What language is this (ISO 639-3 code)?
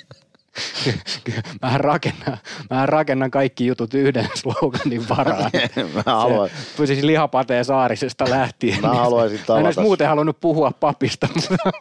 fin